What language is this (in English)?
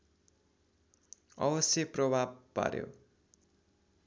Nepali